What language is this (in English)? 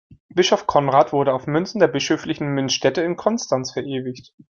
German